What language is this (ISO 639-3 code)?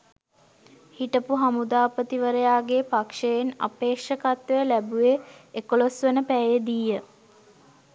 sin